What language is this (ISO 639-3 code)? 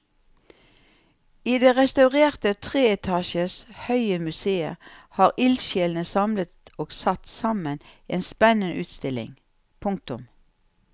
nor